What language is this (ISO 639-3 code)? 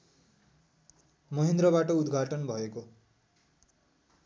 nep